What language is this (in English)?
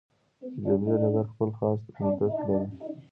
Pashto